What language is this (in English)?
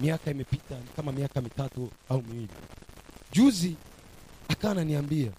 Swahili